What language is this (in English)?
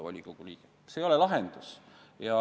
Estonian